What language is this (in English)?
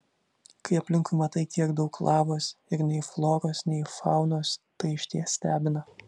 Lithuanian